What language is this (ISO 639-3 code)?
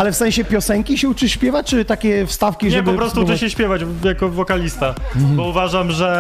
pol